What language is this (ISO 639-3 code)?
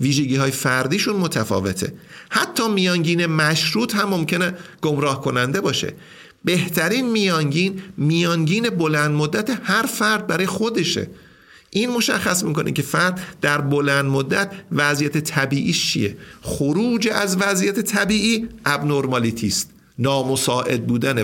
fas